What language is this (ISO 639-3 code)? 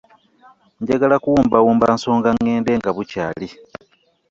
lug